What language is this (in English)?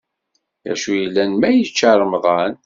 Kabyle